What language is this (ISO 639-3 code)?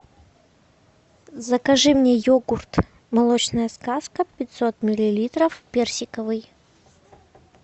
rus